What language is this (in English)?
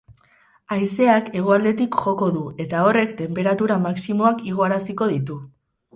Basque